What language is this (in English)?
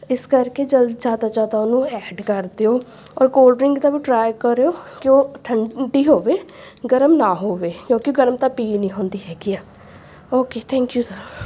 Punjabi